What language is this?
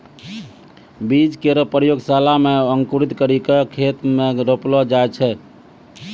Maithili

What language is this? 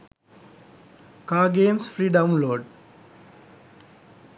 Sinhala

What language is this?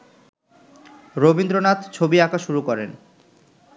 Bangla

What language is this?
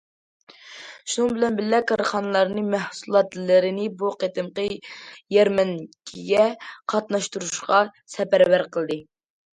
Uyghur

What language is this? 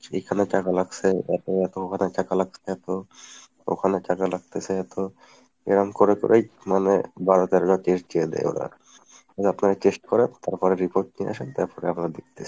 Bangla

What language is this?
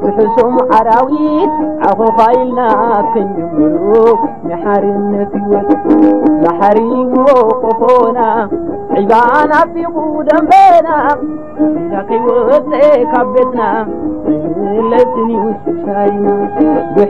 Arabic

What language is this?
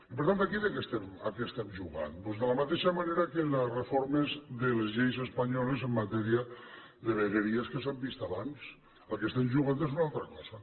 Catalan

